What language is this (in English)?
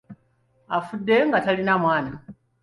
Ganda